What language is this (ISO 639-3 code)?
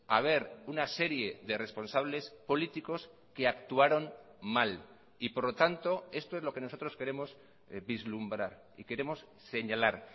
spa